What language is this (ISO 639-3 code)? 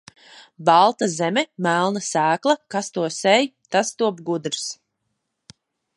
lav